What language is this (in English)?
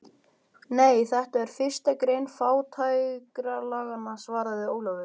Icelandic